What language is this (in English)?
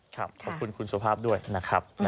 Thai